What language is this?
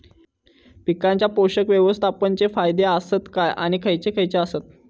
Marathi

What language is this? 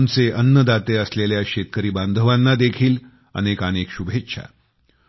Marathi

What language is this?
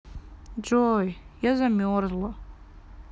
Russian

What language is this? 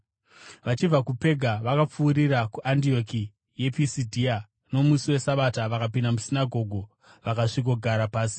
Shona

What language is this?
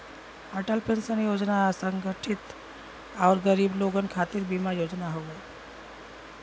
Bhojpuri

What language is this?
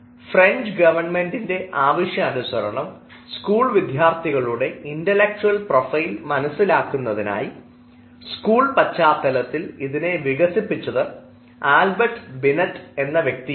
Malayalam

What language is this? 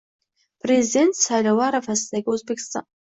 Uzbek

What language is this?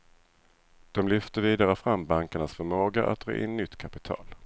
Swedish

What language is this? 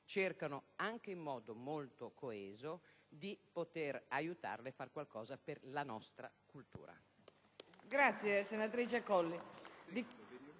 Italian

